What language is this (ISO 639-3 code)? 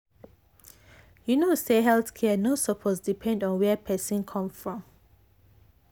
pcm